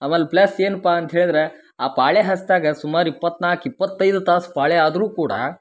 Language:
Kannada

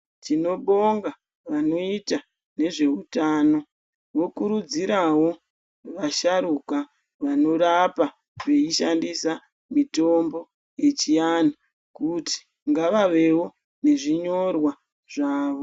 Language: Ndau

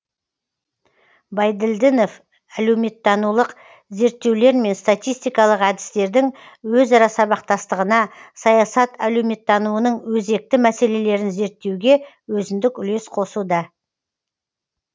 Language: Kazakh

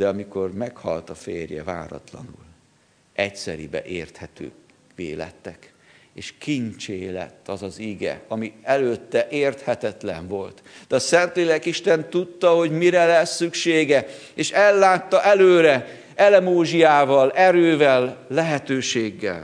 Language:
Hungarian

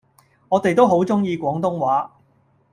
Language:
Cantonese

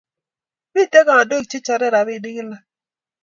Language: Kalenjin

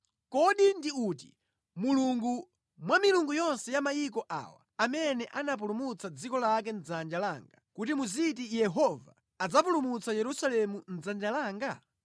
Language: Nyanja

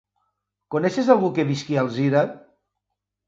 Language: Catalan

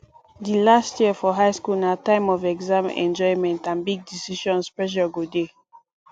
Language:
Nigerian Pidgin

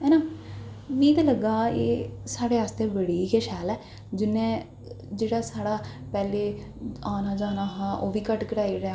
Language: Dogri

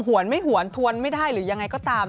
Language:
Thai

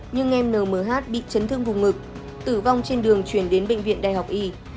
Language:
Vietnamese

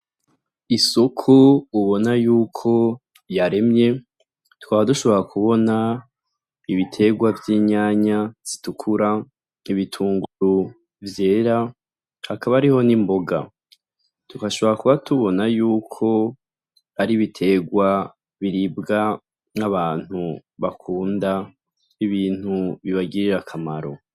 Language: Rundi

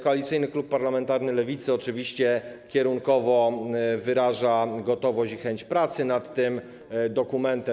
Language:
Polish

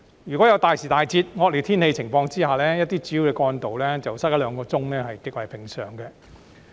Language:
Cantonese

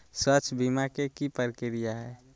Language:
Magahi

